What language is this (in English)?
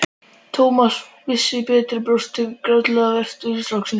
Icelandic